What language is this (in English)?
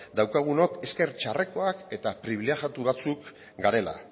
Basque